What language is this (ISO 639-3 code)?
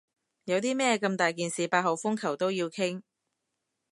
yue